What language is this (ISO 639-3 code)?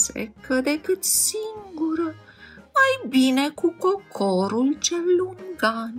ron